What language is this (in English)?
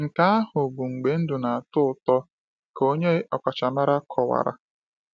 Igbo